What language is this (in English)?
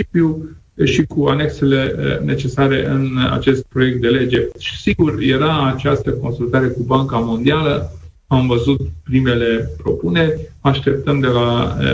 Romanian